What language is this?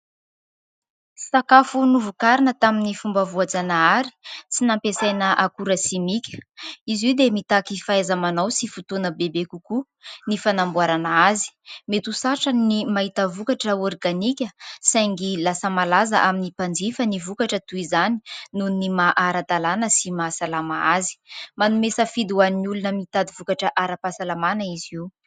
Malagasy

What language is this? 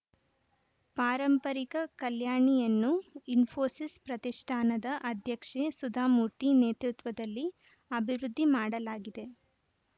Kannada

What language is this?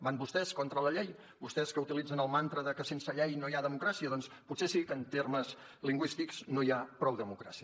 Catalan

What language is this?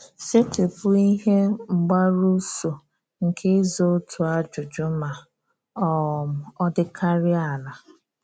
Igbo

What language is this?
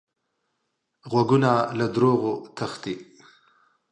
Pashto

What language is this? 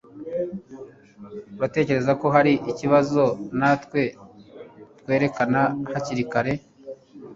Kinyarwanda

